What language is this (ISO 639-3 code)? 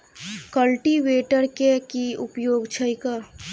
mai